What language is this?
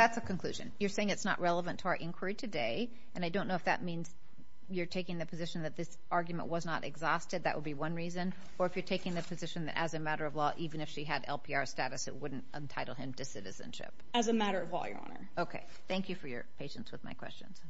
English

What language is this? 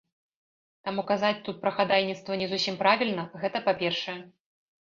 Belarusian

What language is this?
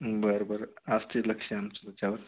Marathi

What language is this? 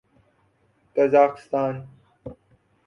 Urdu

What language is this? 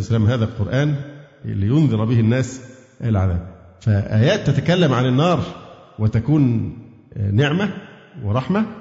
Arabic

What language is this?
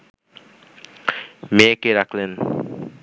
Bangla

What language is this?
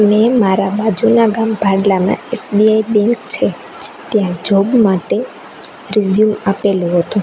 Gujarati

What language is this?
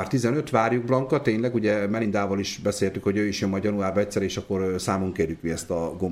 Hungarian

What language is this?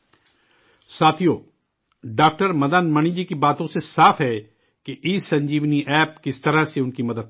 Urdu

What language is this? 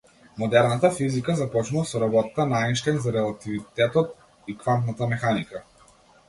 Macedonian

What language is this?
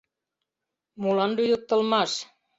Mari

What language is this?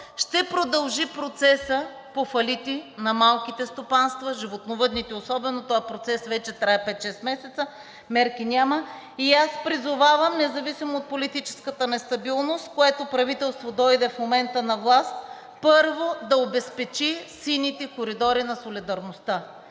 Bulgarian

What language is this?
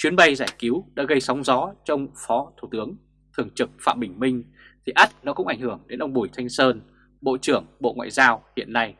Vietnamese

